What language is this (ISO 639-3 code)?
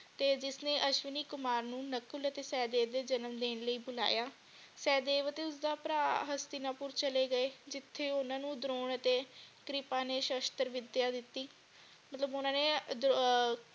pan